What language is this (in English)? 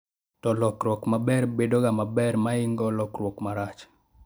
Luo (Kenya and Tanzania)